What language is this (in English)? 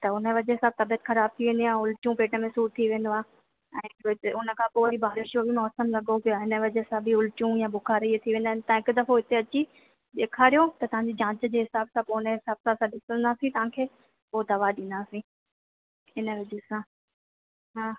Sindhi